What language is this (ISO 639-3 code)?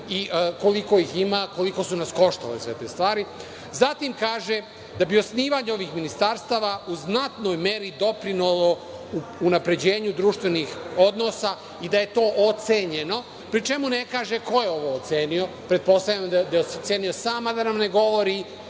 srp